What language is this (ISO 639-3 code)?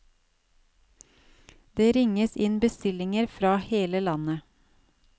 nor